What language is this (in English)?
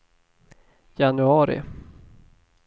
Swedish